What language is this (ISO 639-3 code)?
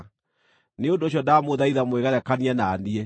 kik